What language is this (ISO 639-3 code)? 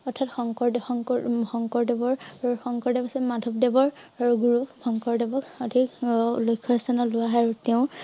asm